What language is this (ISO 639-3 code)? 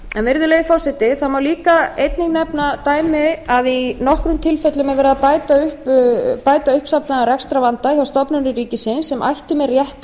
isl